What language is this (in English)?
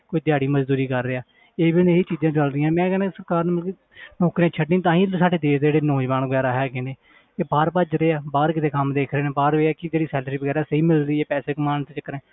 Punjabi